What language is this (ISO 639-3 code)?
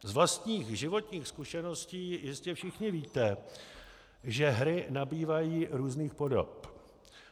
ces